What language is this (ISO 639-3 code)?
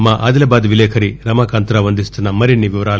tel